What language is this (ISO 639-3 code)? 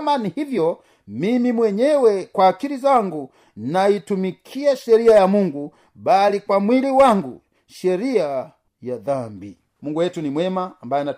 swa